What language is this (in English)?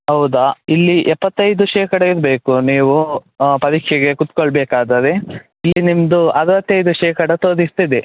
Kannada